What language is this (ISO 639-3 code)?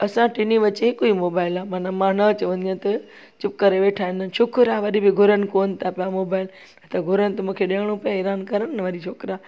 snd